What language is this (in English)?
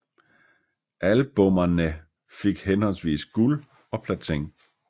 Danish